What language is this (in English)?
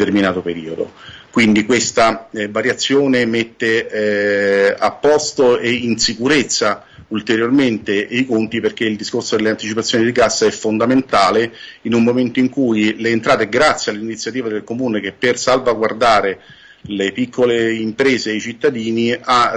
Italian